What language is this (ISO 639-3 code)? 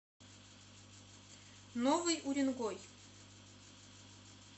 rus